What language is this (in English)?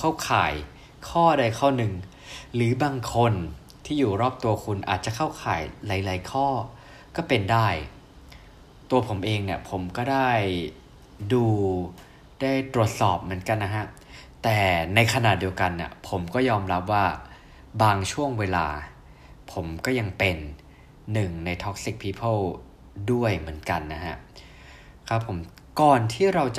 Thai